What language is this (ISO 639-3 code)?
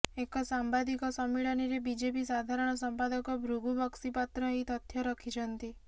ori